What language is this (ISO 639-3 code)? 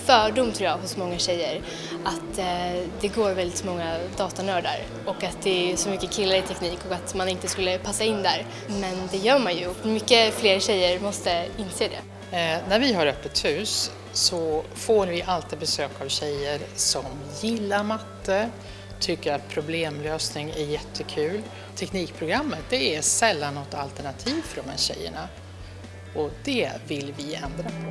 swe